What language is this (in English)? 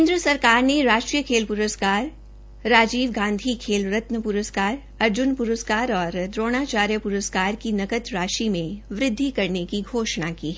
Hindi